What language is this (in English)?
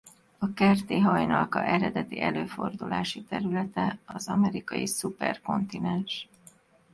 Hungarian